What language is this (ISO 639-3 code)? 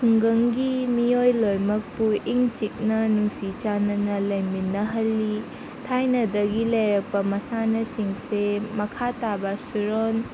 mni